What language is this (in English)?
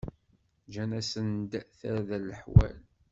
Kabyle